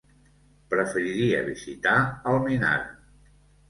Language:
Catalan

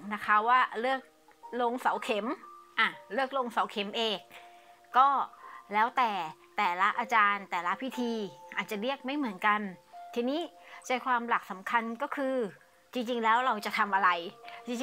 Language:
Thai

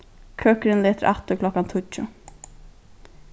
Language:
Faroese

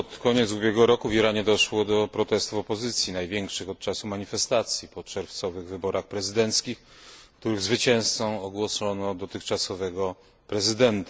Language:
Polish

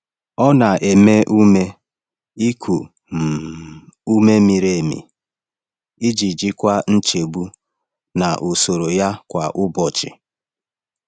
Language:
Igbo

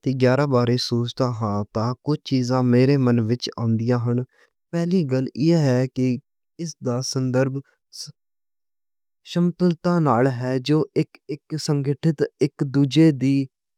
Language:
Western Panjabi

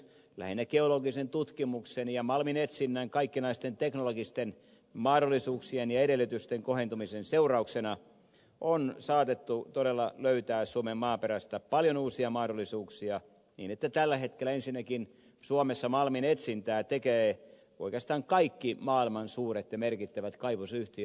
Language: Finnish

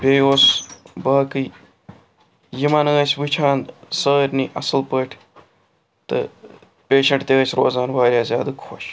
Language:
Kashmiri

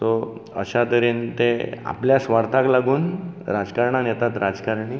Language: Konkani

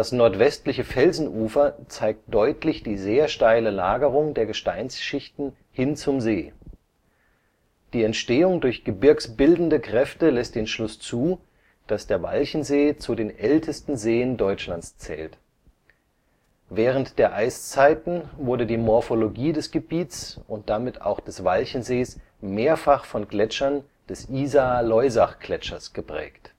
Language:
German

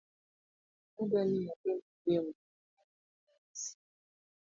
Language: Luo (Kenya and Tanzania)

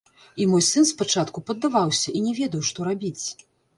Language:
Belarusian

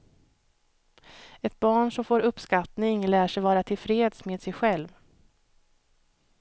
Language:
Swedish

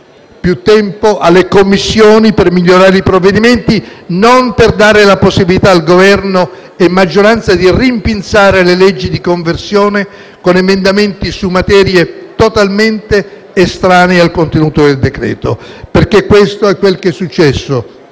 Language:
Italian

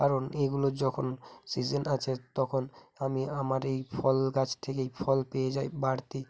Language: Bangla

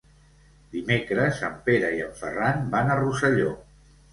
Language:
Catalan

